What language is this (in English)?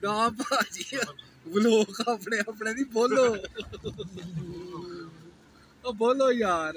Punjabi